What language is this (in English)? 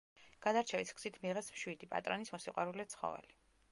Georgian